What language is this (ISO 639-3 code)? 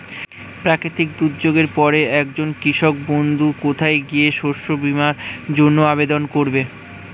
ben